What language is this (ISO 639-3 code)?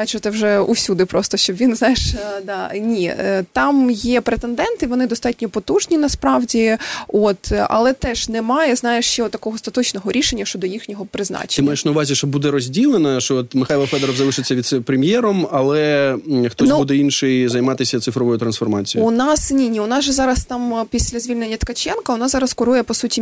ukr